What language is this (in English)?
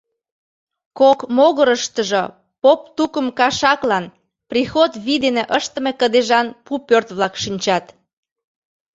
Mari